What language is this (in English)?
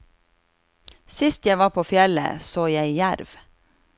Norwegian